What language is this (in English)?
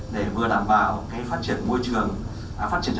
Vietnamese